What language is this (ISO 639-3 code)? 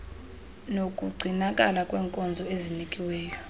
xho